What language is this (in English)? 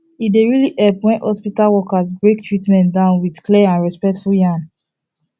Nigerian Pidgin